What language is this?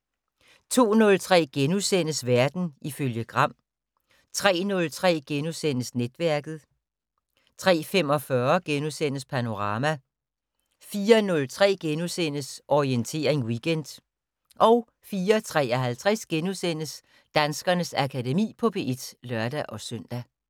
Danish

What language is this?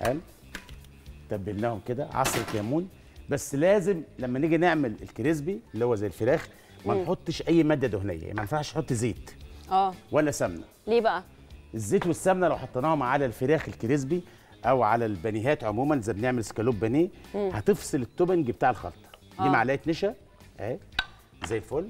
Arabic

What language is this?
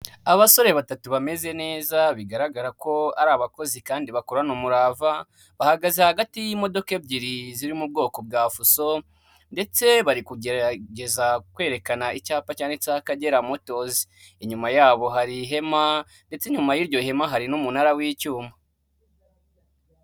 Kinyarwanda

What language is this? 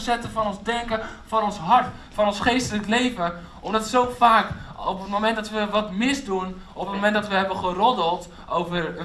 Dutch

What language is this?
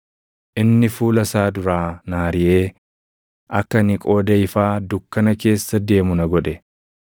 Oromo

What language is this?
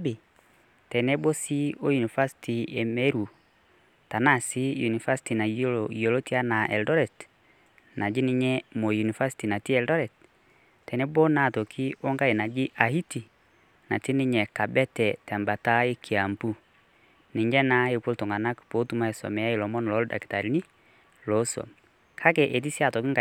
Masai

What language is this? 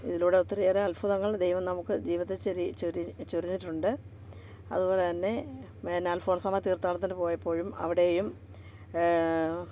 Malayalam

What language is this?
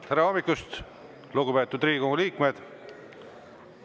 Estonian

